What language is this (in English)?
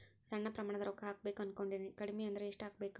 Kannada